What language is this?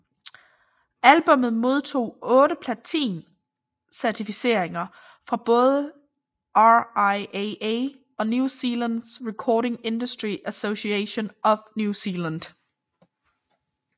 Danish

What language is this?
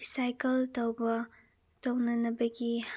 Manipuri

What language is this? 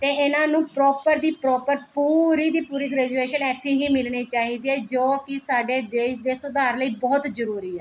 Punjabi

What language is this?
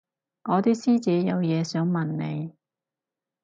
Cantonese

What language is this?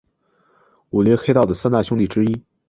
Chinese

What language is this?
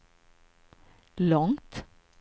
Swedish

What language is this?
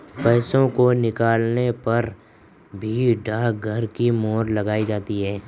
Hindi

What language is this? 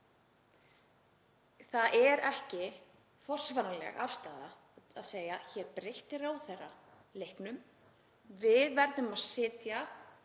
Icelandic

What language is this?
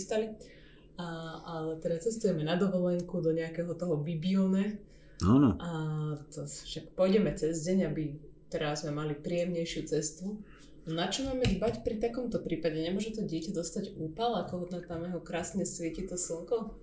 Slovak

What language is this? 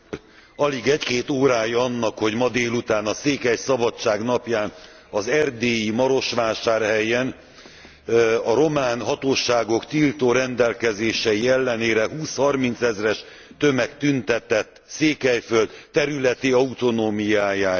Hungarian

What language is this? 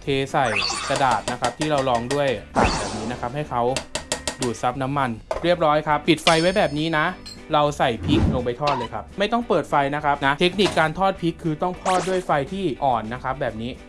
Thai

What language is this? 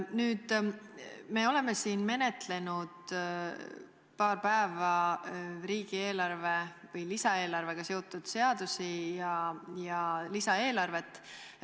Estonian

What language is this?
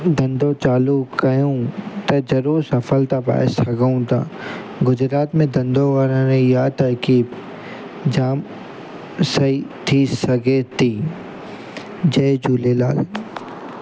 Sindhi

